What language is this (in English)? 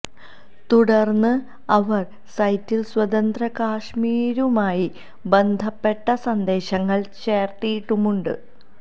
Malayalam